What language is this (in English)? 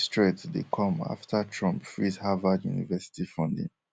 Nigerian Pidgin